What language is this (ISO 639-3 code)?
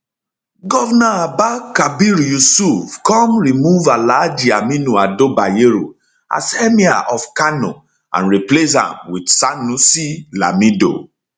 pcm